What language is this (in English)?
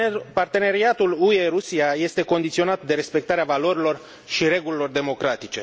Romanian